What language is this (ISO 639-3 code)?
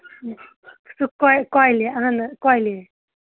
kas